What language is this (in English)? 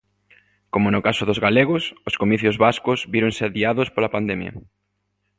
Galician